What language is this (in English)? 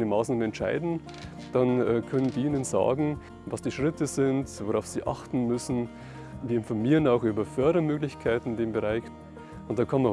German